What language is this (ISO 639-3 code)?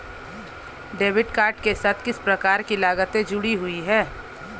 hin